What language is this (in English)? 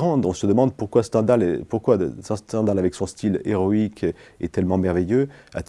French